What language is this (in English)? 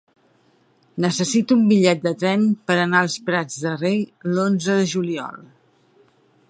Catalan